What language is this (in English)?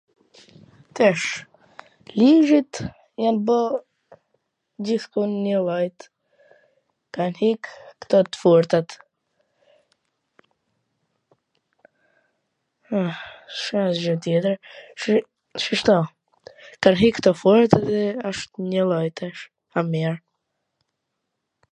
Gheg Albanian